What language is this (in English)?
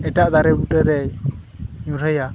Santali